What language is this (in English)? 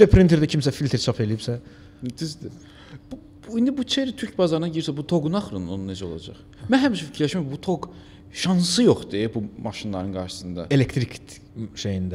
Turkish